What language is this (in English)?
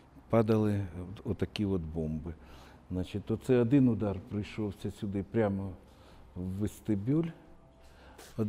Ukrainian